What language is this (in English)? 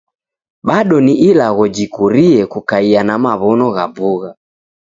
Taita